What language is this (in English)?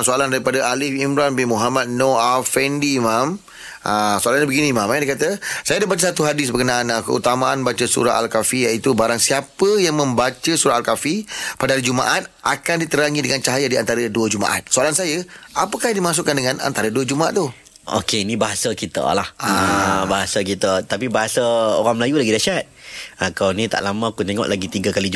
Malay